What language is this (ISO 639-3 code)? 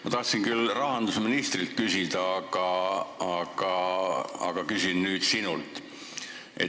est